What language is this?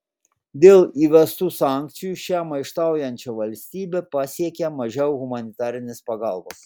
Lithuanian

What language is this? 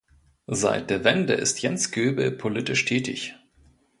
German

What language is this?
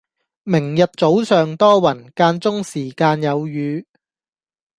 Cantonese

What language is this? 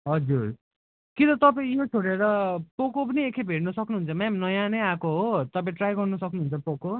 Nepali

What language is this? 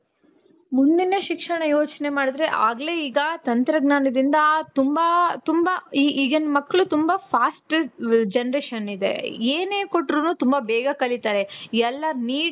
Kannada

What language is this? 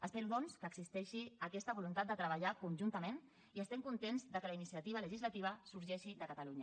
Catalan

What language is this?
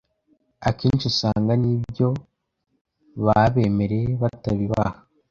Kinyarwanda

